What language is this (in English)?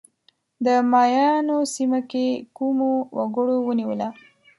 Pashto